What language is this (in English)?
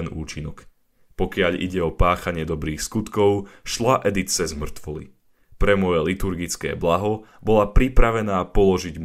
Slovak